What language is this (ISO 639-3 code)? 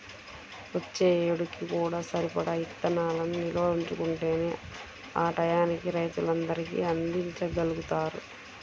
tel